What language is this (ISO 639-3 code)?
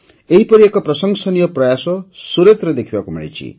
ori